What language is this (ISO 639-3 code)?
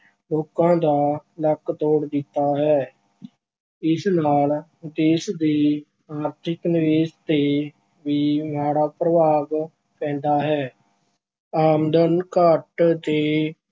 pan